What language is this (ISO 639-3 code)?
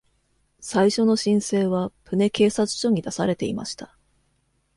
jpn